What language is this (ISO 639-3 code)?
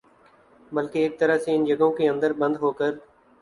urd